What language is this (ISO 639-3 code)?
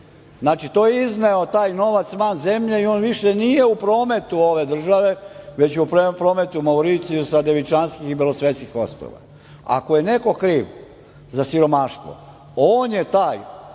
srp